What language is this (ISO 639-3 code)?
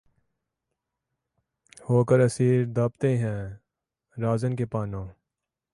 urd